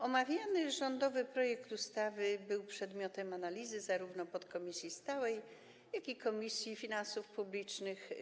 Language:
Polish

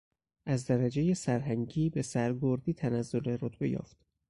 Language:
Persian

